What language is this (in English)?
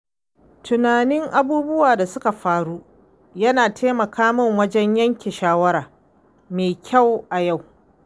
Hausa